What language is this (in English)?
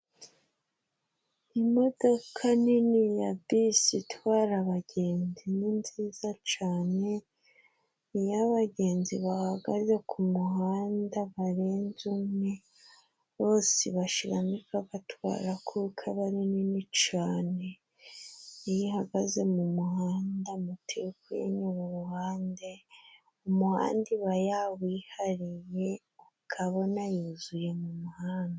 Kinyarwanda